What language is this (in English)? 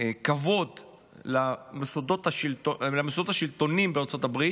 Hebrew